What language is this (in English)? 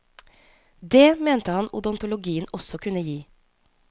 Norwegian